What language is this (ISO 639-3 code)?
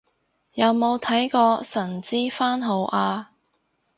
yue